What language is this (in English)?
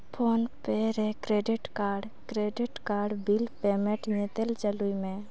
Santali